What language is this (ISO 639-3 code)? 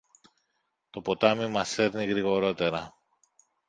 ell